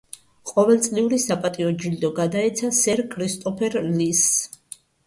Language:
Georgian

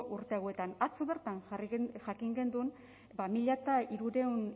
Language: Basque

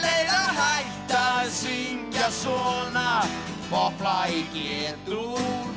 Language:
Icelandic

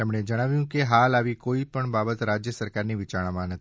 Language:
Gujarati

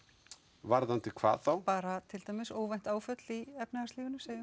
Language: Icelandic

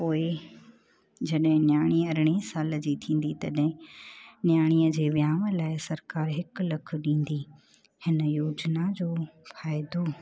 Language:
Sindhi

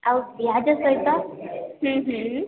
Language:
Odia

